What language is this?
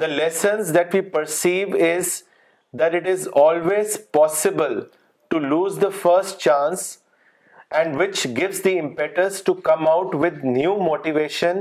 Urdu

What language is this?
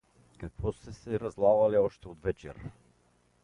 Bulgarian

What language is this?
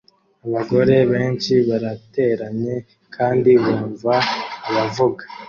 Kinyarwanda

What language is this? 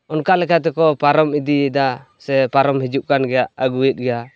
Santali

